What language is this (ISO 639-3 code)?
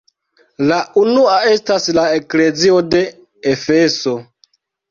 epo